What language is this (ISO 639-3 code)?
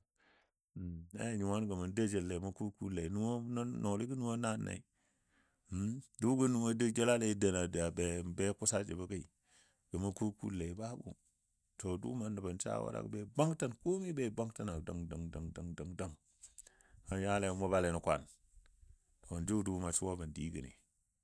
dbd